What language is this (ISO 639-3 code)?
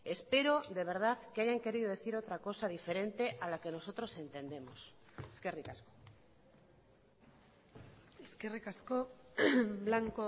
spa